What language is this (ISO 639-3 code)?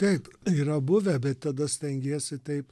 lit